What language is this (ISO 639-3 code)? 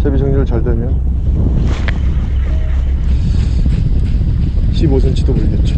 kor